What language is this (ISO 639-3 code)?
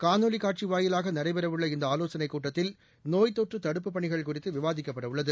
tam